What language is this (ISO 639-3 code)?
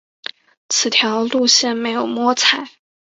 zho